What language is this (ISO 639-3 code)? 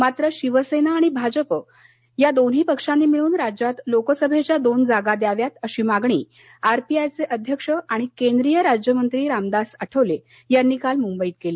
mar